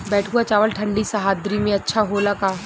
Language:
Bhojpuri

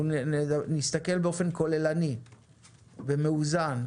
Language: Hebrew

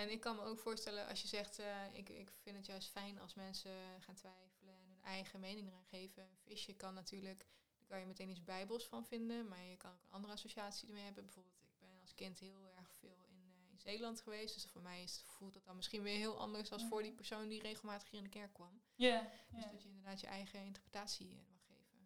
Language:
Dutch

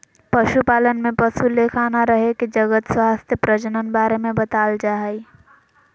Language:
Magahi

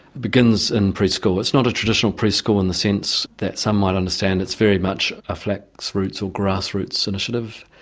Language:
English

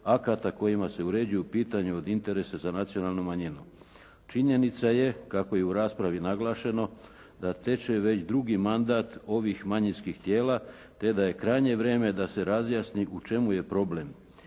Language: Croatian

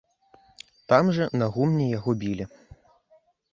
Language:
Belarusian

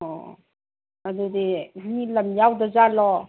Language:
Manipuri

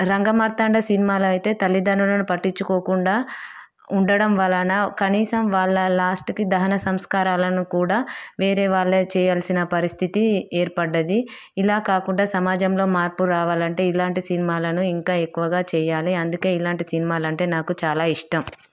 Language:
Telugu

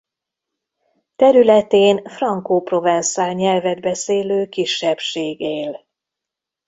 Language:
Hungarian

